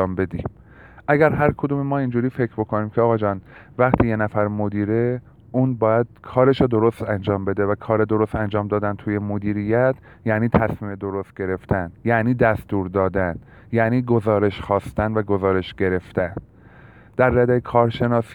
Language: Persian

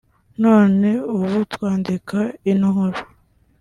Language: Kinyarwanda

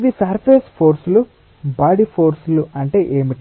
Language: Telugu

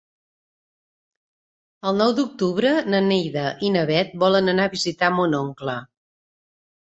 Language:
Catalan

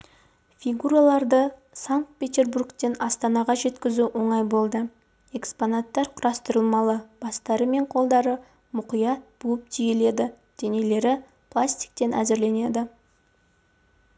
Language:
Kazakh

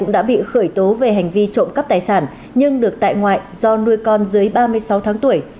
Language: Vietnamese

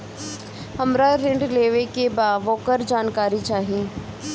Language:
Bhojpuri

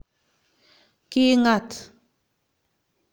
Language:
Kalenjin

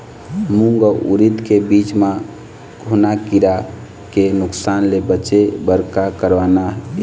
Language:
Chhattisgarhi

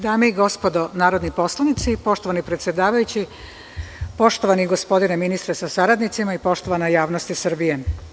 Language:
Serbian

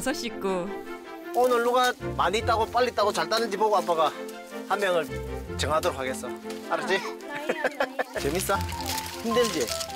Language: Korean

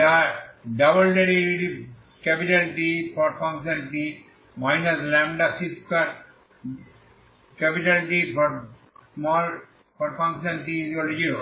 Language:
Bangla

